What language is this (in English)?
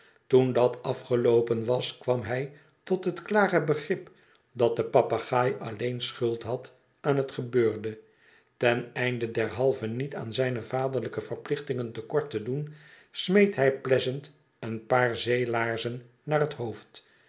Dutch